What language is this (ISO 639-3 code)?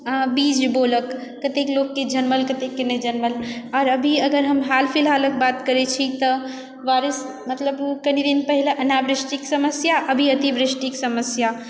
mai